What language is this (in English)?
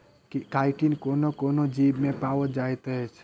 Maithili